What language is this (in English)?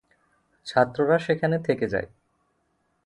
Bangla